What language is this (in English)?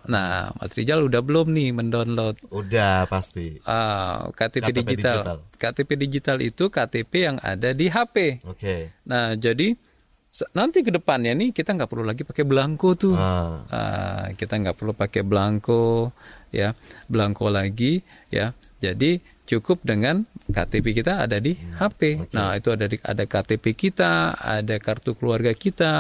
Indonesian